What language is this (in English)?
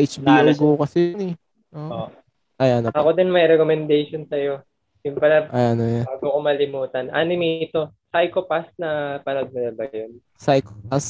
Filipino